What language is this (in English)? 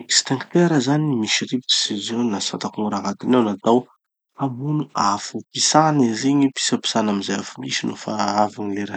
Tanosy Malagasy